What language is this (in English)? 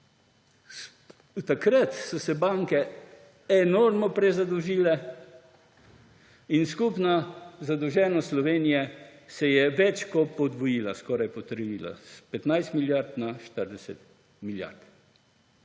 Slovenian